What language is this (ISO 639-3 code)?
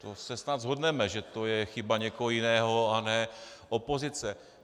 ces